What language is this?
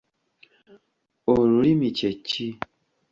Ganda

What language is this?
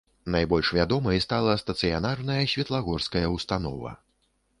Belarusian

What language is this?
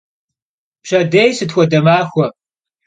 Kabardian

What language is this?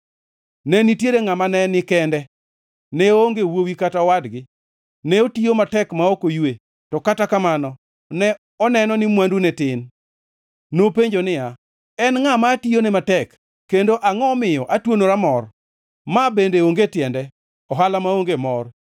Luo (Kenya and Tanzania)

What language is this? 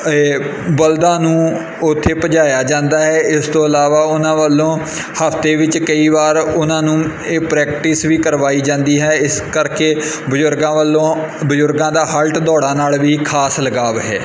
Punjabi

